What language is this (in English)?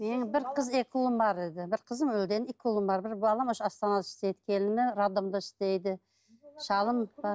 Kazakh